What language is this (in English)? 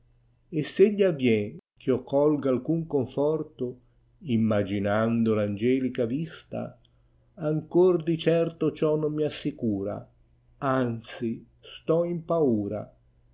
Italian